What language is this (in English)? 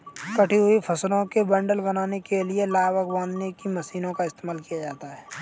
Hindi